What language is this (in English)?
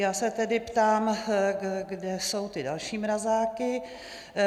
Czech